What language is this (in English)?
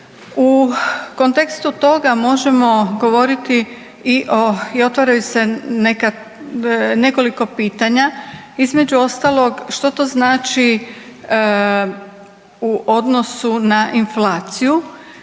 Croatian